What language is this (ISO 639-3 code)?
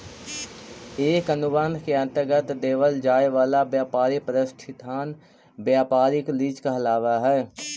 mag